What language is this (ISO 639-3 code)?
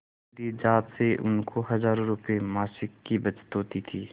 hin